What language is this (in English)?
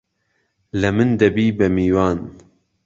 Central Kurdish